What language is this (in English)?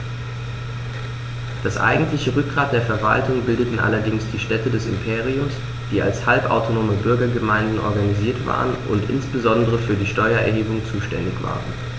German